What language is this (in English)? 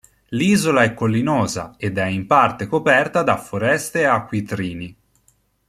Italian